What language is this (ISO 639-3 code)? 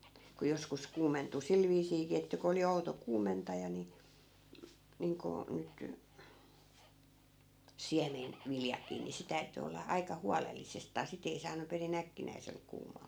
fin